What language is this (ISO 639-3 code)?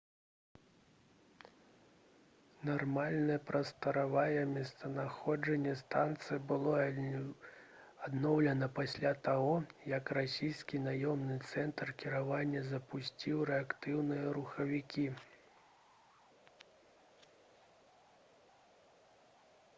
bel